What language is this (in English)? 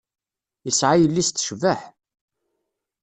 Kabyle